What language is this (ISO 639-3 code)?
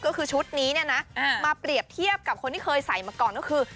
tha